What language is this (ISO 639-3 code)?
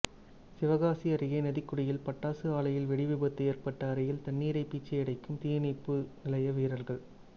tam